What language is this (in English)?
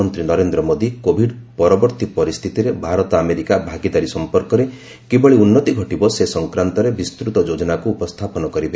Odia